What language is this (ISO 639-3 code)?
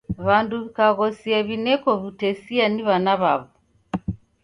dav